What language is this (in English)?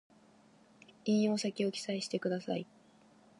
Japanese